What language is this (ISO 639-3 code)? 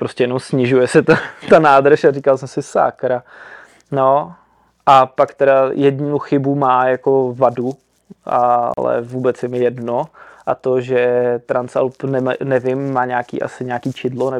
ces